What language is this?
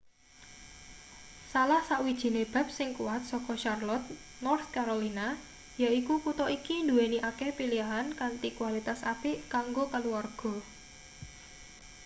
Javanese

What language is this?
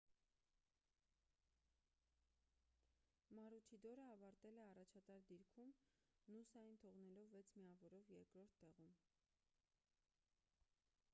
Armenian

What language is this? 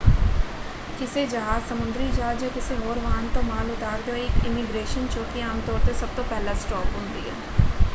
Punjabi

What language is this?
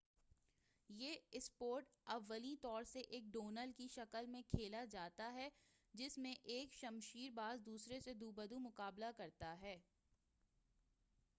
Urdu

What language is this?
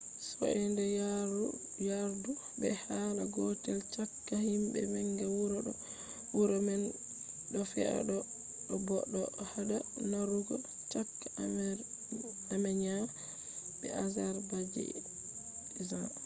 Fula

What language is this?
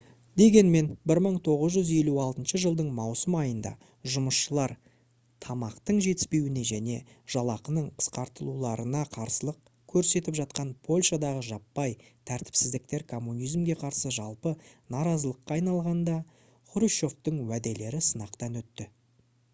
Kazakh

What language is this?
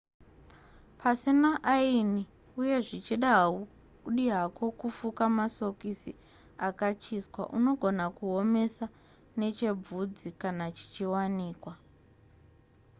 Shona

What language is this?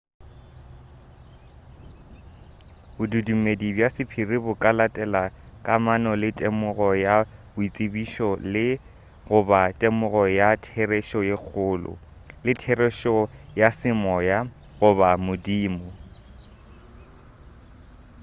Northern Sotho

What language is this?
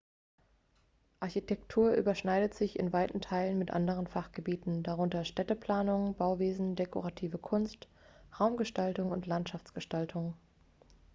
German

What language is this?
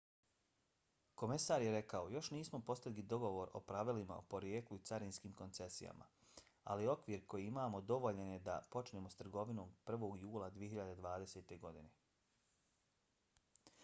Bosnian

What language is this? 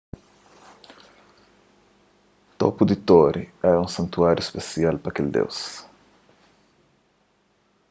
Kabuverdianu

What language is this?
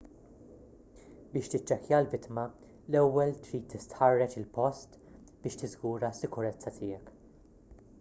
Maltese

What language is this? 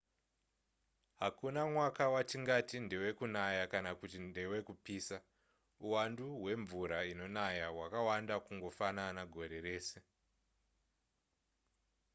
Shona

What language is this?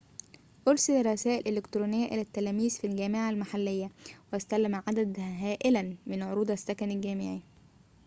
Arabic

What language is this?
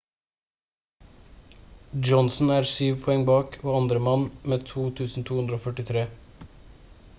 Norwegian Bokmål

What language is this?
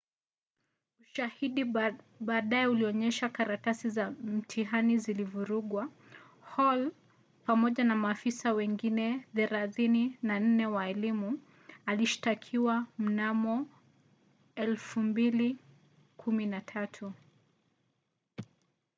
Swahili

